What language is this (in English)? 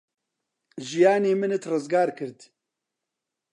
Central Kurdish